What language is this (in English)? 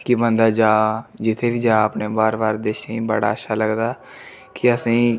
Dogri